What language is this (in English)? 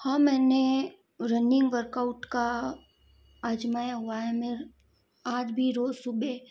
Hindi